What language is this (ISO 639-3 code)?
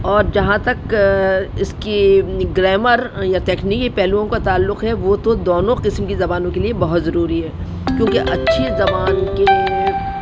urd